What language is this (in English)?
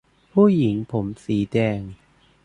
Thai